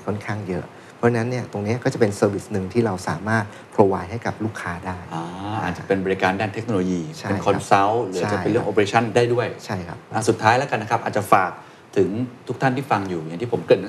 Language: Thai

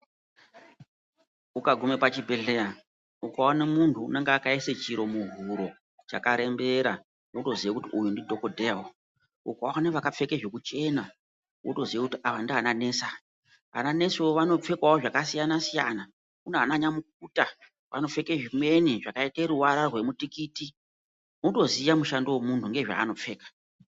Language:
Ndau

